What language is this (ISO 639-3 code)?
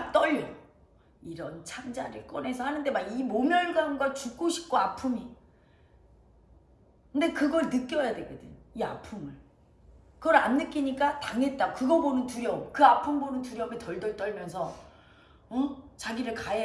kor